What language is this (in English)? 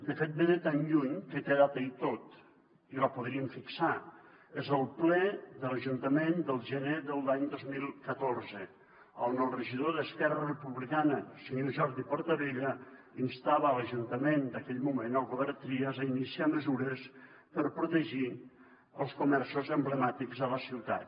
Catalan